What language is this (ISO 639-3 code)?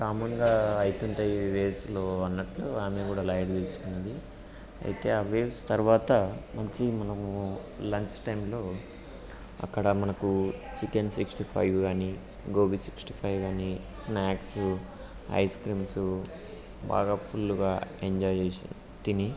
tel